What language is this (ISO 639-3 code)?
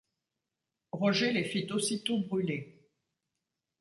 fra